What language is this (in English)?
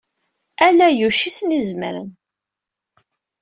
Kabyle